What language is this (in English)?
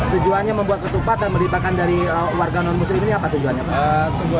Indonesian